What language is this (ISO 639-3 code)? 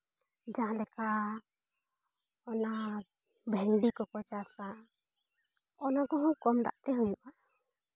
sat